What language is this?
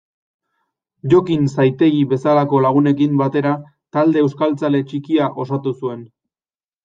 Basque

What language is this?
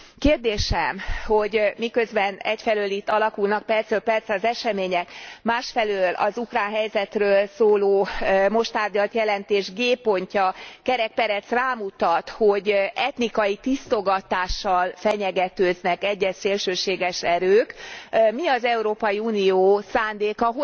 Hungarian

